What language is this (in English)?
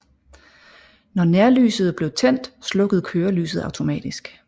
Danish